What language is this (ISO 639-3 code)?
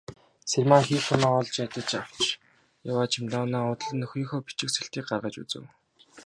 mon